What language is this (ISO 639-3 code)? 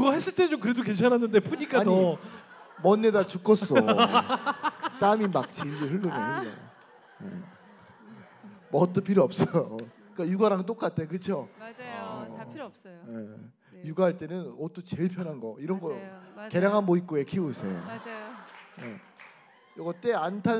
kor